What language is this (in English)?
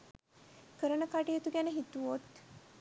Sinhala